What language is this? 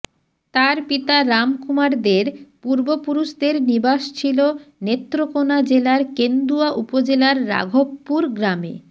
Bangla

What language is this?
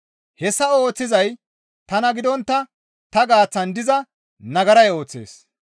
Gamo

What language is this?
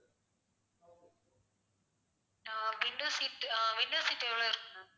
Tamil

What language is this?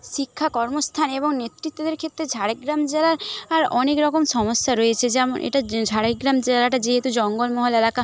Bangla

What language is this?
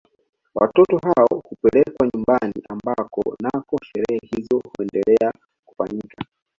Swahili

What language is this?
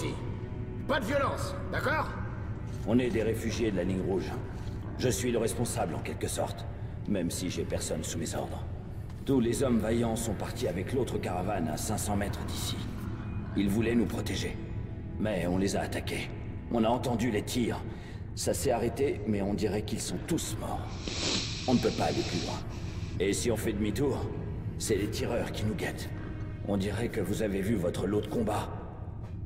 French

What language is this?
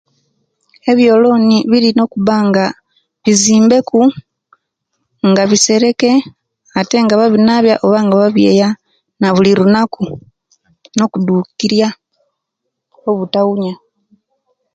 Kenyi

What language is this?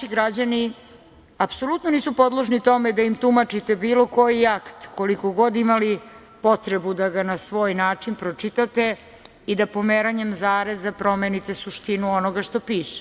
Serbian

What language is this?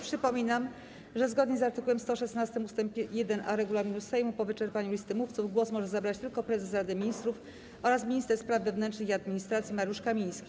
Polish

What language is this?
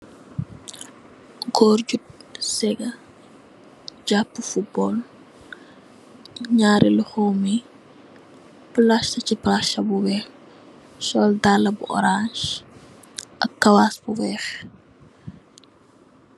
Wolof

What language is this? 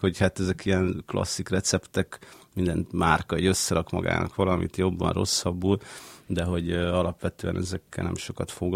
Hungarian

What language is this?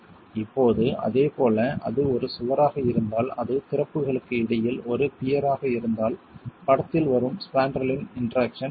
Tamil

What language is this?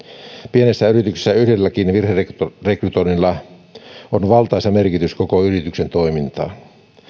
Finnish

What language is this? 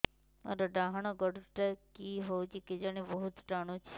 Odia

